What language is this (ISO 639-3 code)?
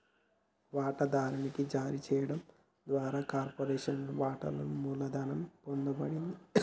tel